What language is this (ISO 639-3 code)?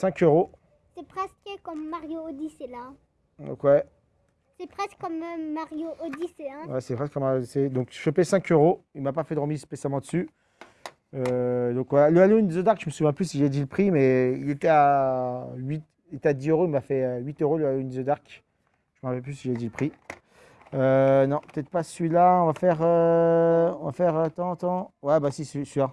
fra